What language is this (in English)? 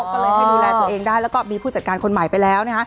Thai